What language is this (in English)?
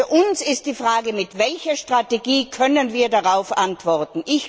German